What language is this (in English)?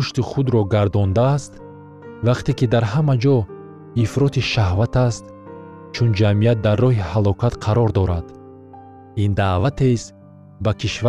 Persian